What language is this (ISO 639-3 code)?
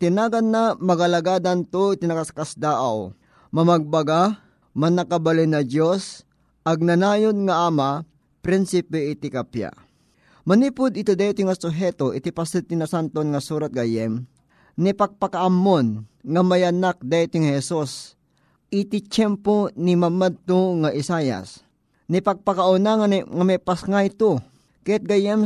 fil